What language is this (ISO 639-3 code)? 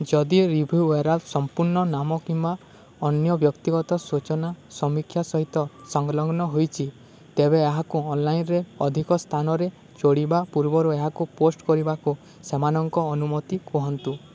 ori